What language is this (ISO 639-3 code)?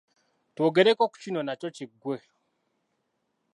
lug